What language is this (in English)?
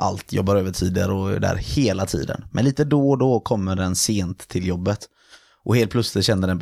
Swedish